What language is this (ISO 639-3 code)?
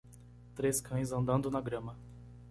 por